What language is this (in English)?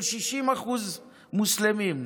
Hebrew